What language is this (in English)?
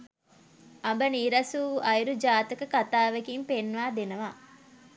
Sinhala